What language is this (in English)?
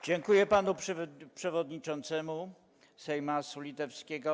Polish